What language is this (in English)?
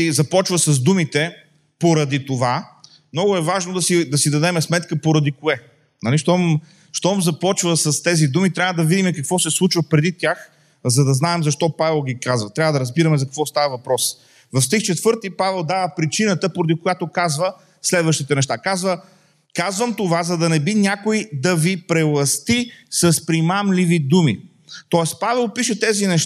Bulgarian